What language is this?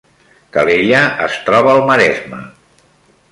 Catalan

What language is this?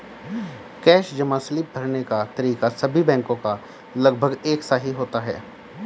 Hindi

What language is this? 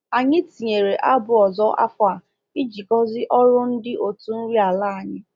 Igbo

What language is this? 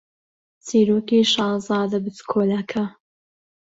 Central Kurdish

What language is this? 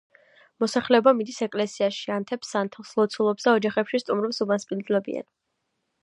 Georgian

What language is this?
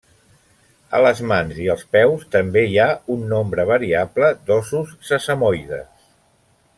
Catalan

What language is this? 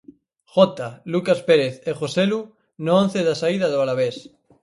Galician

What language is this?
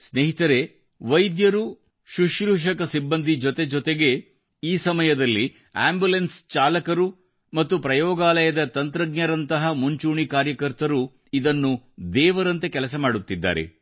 Kannada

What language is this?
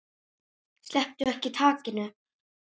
Icelandic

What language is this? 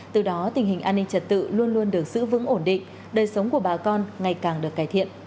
Vietnamese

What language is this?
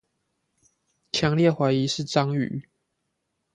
Chinese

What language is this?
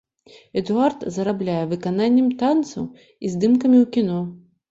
Belarusian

